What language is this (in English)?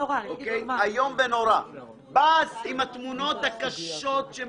Hebrew